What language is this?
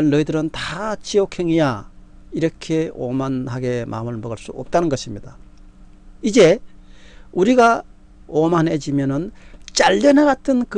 Korean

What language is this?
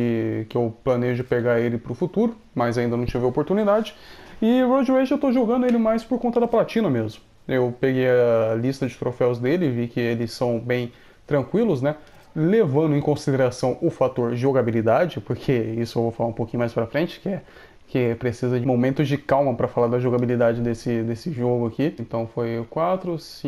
Portuguese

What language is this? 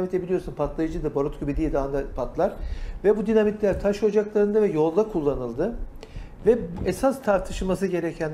Turkish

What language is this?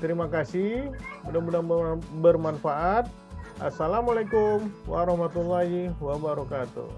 Indonesian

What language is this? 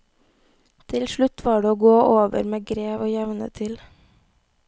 Norwegian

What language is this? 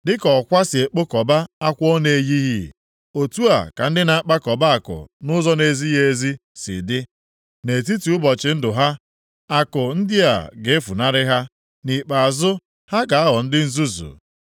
Igbo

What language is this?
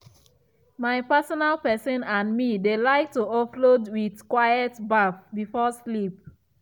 Nigerian Pidgin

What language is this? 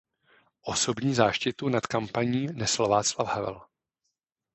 Czech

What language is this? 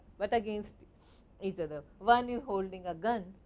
English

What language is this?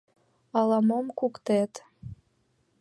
Mari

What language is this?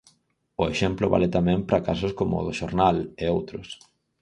Galician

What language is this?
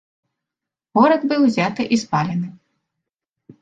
Belarusian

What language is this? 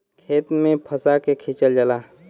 Bhojpuri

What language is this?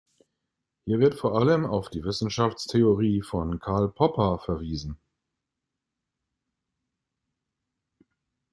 German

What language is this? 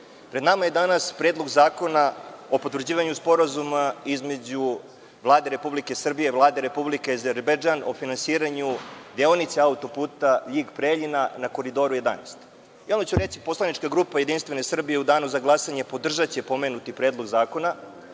Serbian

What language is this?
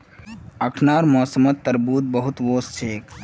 Magahi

